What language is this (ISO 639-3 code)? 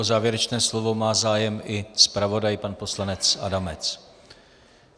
ces